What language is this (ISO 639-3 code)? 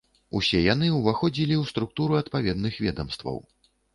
bel